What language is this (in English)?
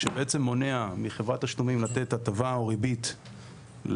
Hebrew